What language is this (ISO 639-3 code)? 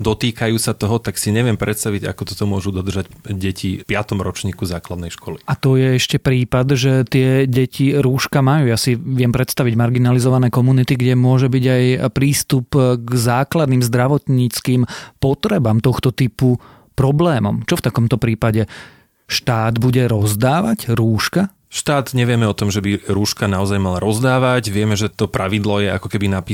slk